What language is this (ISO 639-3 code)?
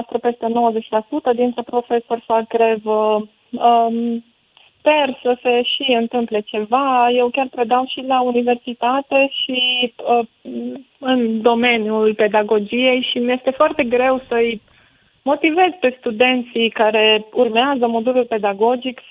ron